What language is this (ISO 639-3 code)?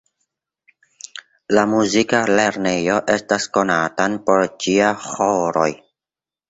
epo